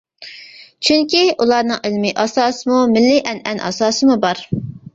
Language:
Uyghur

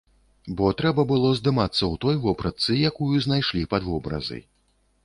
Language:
Belarusian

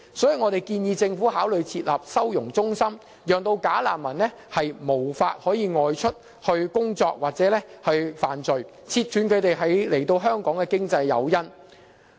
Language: Cantonese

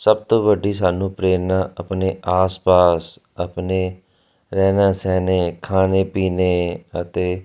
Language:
Punjabi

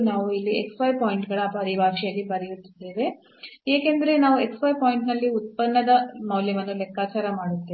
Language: Kannada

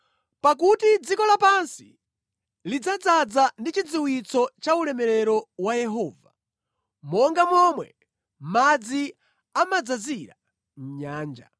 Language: Nyanja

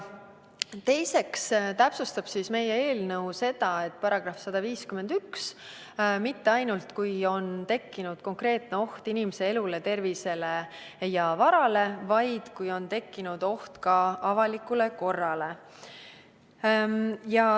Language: Estonian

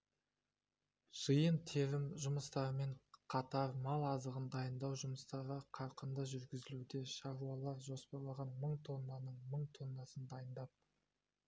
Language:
Kazakh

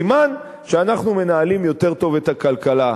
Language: Hebrew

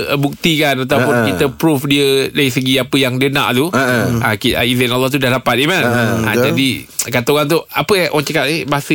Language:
Malay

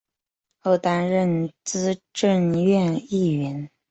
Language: Chinese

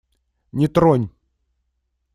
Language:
Russian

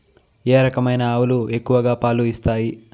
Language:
Telugu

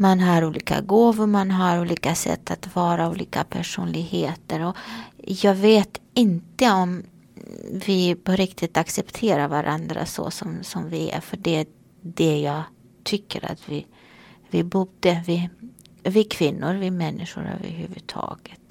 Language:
Swedish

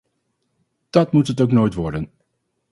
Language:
Dutch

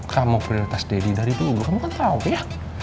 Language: Indonesian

